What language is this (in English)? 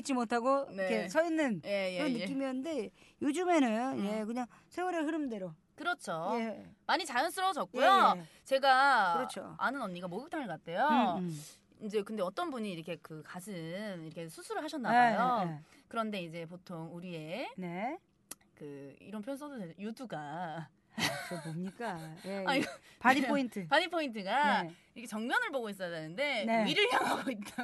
Korean